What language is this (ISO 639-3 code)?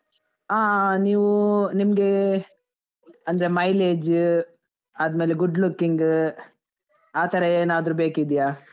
kan